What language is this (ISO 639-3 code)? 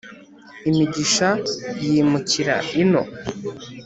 kin